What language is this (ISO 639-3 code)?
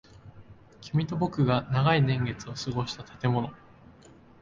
jpn